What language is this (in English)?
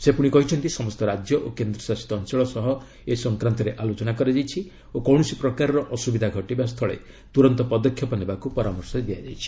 Odia